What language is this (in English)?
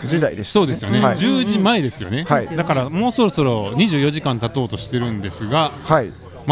Japanese